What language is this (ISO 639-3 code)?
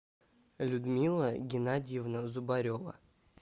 rus